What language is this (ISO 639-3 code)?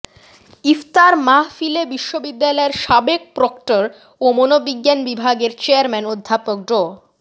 ben